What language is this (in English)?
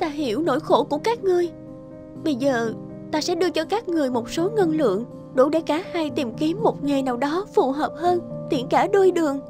Vietnamese